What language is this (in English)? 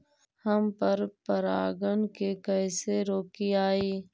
Magahi